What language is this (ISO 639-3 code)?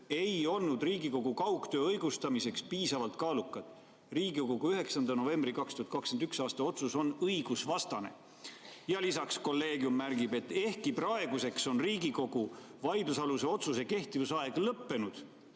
est